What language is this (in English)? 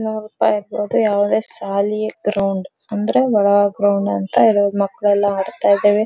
Kannada